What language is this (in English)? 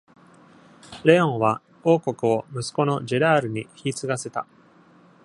Japanese